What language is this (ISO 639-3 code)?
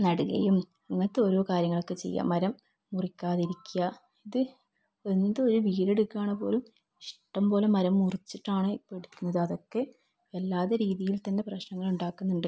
mal